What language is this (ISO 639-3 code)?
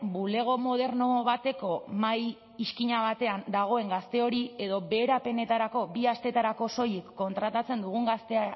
eus